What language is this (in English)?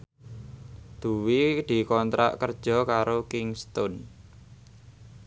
Javanese